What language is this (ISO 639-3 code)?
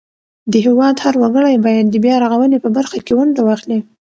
pus